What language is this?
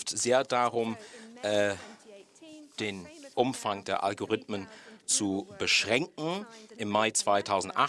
German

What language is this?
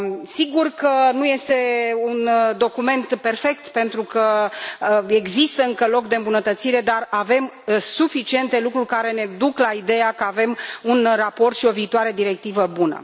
Romanian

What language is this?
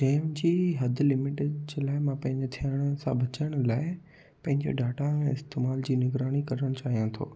Sindhi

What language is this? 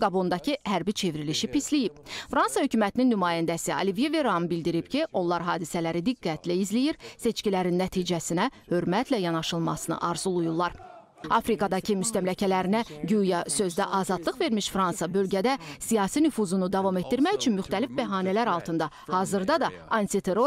Turkish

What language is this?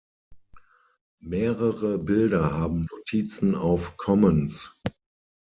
German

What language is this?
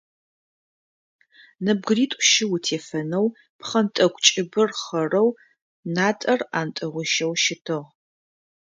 Adyghe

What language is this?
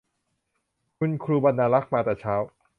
Thai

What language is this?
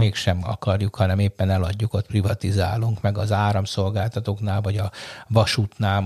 Hungarian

